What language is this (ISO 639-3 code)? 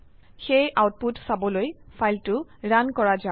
asm